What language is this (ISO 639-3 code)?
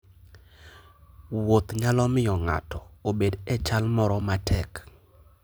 luo